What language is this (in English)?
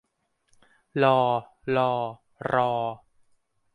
Thai